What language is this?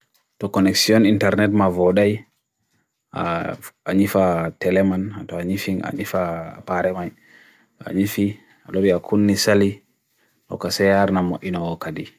Bagirmi Fulfulde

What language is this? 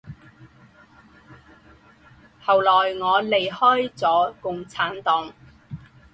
Chinese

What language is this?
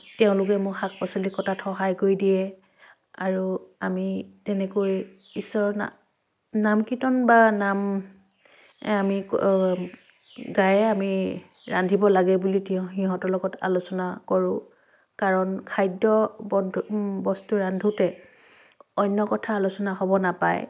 Assamese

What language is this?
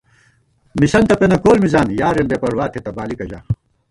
Gawar-Bati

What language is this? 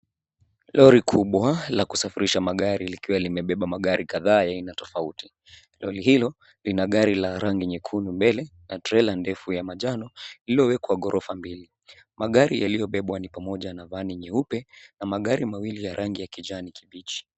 Swahili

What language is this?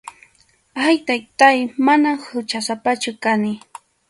Arequipa-La Unión Quechua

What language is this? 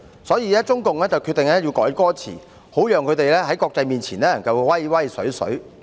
Cantonese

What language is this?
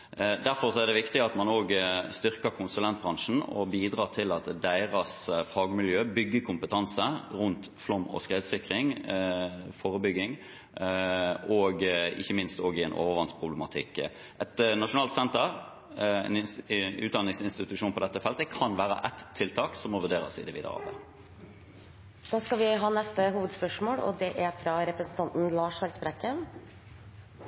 Norwegian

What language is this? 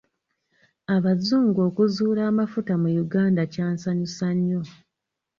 Ganda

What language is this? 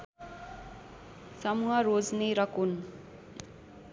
Nepali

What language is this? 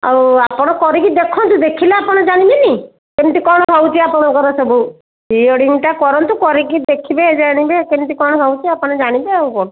Odia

